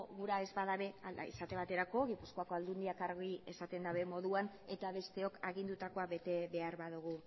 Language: Basque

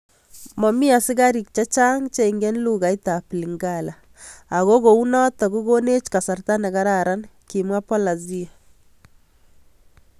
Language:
Kalenjin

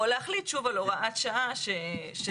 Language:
Hebrew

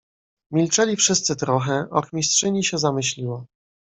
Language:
Polish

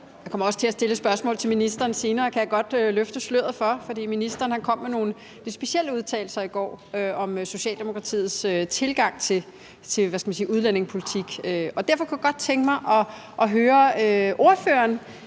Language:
Danish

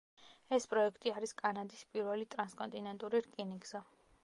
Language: Georgian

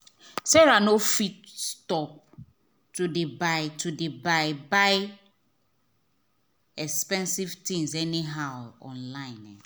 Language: Nigerian Pidgin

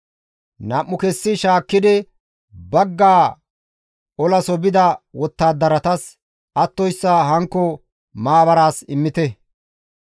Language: Gamo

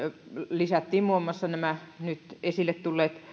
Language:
Finnish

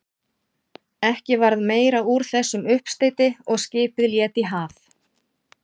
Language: Icelandic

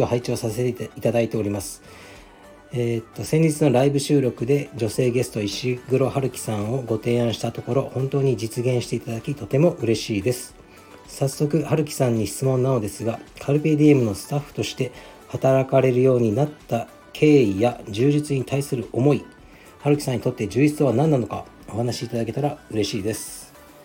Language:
Japanese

